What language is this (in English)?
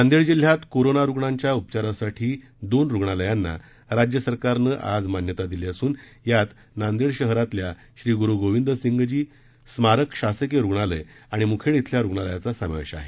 Marathi